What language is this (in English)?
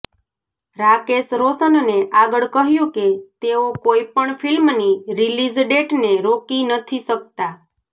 Gujarati